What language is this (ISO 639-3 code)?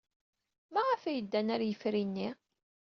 kab